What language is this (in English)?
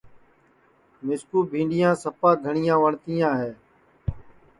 Sansi